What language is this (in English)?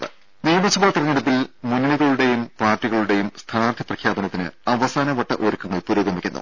Malayalam